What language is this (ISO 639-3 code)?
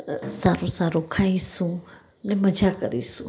guj